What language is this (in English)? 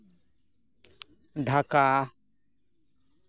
Santali